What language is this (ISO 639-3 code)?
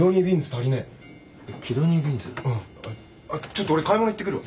jpn